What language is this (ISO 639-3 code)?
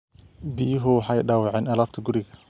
som